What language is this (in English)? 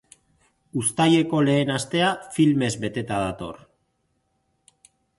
Basque